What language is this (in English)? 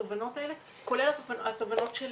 Hebrew